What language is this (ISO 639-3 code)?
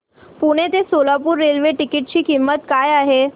mar